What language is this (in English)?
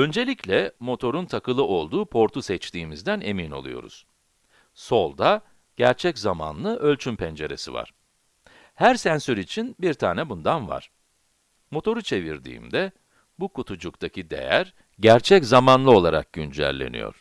Turkish